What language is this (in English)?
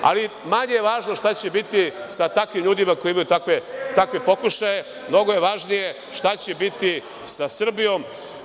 Serbian